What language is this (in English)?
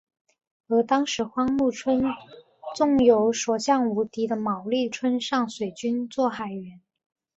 Chinese